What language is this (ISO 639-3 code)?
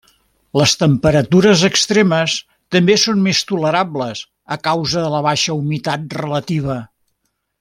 cat